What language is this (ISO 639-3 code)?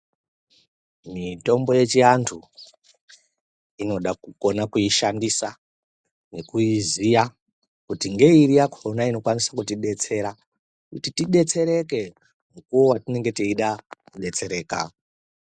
ndc